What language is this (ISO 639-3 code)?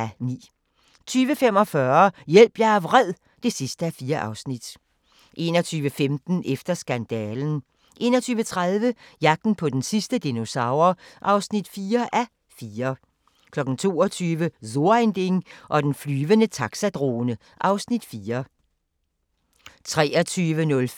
dan